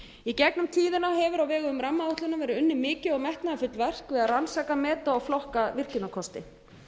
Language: Icelandic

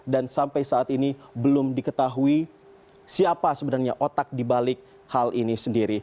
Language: Indonesian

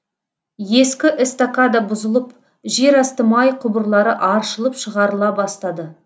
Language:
Kazakh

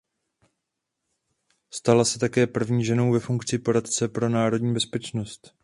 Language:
Czech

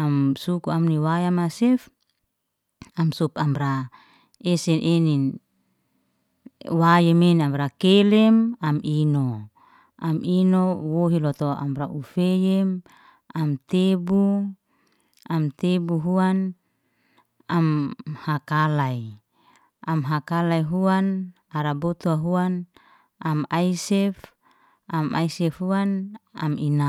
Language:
Liana-Seti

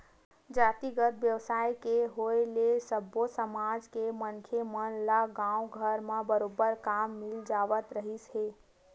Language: Chhattisgarhi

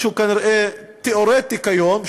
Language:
Hebrew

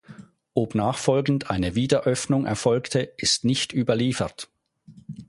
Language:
German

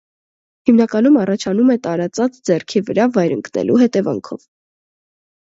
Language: Armenian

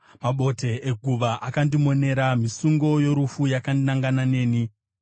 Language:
Shona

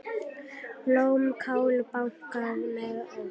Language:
Icelandic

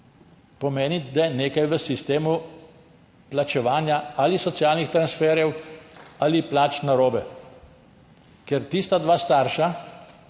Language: Slovenian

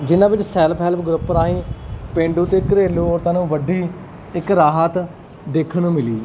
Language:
Punjabi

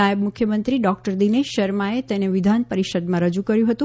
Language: Gujarati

